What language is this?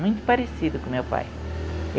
Portuguese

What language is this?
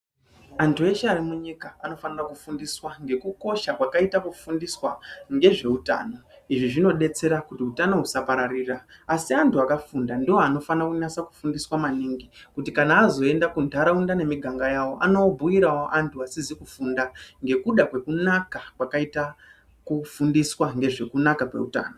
Ndau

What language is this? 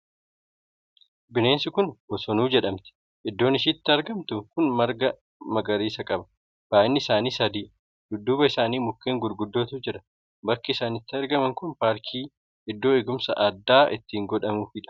Oromo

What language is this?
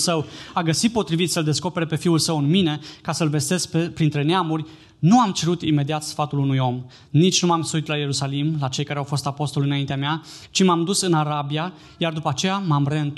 Romanian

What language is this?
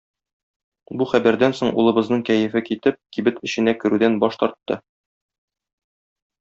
Tatar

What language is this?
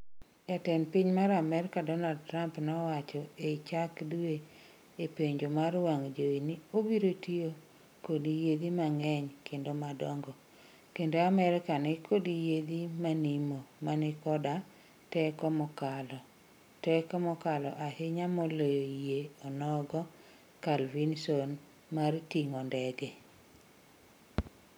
Luo (Kenya and Tanzania)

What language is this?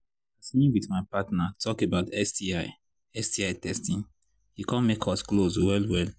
Nigerian Pidgin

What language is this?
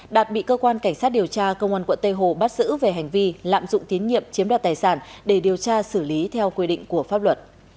Vietnamese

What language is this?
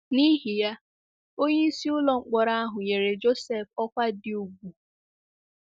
Igbo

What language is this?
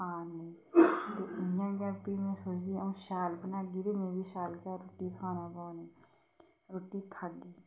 Dogri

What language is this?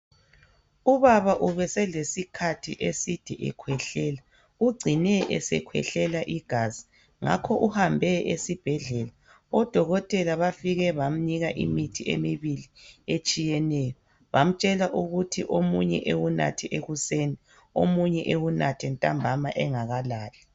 North Ndebele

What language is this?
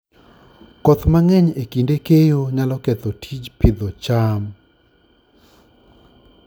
Luo (Kenya and Tanzania)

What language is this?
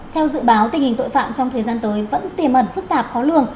Vietnamese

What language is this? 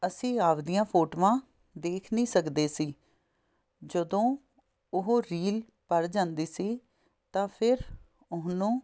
Punjabi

